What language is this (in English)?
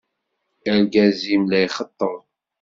Kabyle